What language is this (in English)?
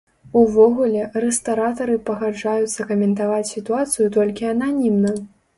Belarusian